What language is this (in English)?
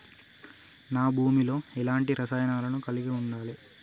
Telugu